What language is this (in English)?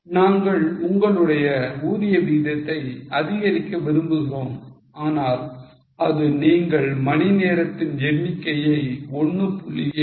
Tamil